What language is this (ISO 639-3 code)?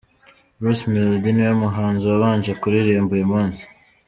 kin